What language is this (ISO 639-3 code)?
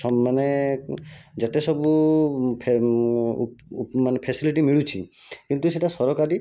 ori